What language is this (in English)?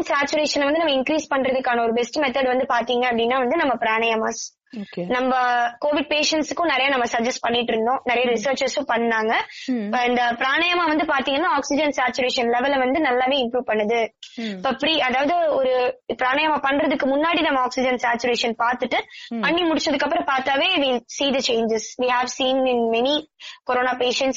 Tamil